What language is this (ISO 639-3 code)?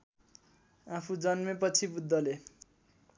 nep